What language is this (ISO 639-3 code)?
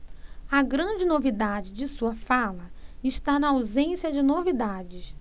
por